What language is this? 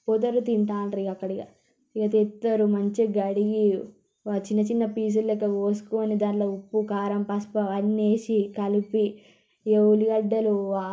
Telugu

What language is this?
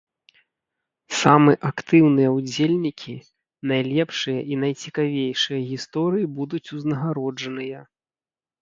Belarusian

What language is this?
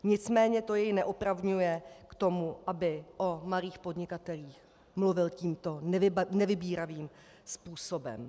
Czech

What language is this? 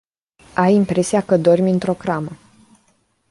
Romanian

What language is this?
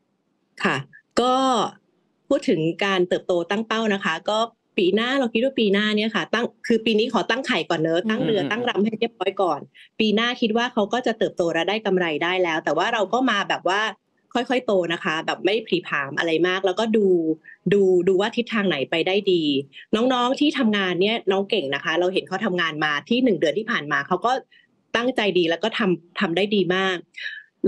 Thai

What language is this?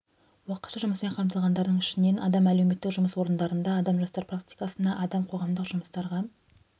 Kazakh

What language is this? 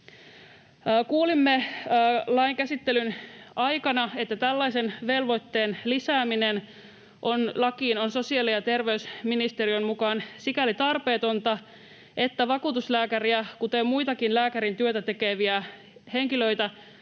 Finnish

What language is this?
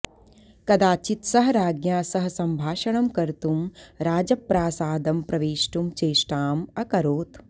Sanskrit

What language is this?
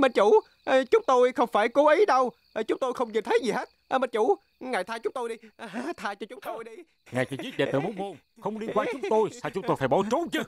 Vietnamese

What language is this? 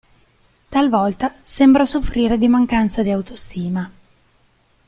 Italian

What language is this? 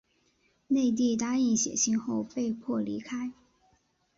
Chinese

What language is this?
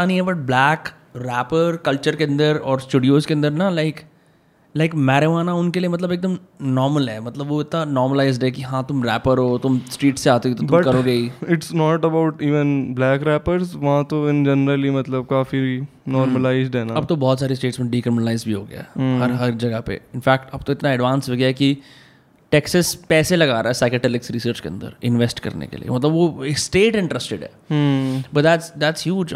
Hindi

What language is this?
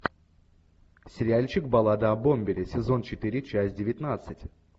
Russian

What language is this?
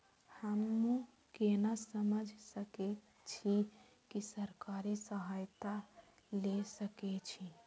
Maithili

